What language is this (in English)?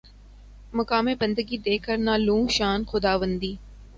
Urdu